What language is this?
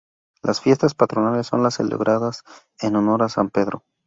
Spanish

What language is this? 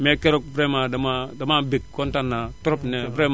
Wolof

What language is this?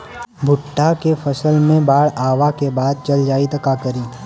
Bhojpuri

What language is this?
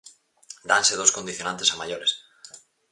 Galician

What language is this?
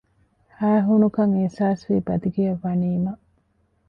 Divehi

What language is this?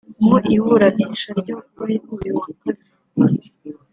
Kinyarwanda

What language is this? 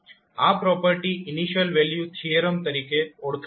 Gujarati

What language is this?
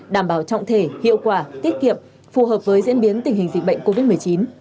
Vietnamese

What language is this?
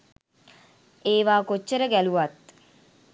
Sinhala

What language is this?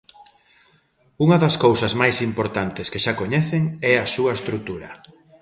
Galician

